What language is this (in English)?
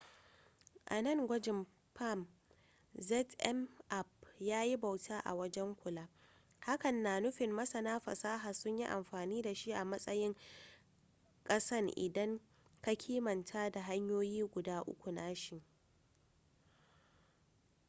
Hausa